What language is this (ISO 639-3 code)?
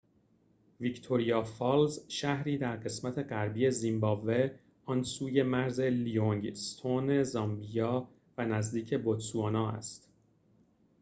fas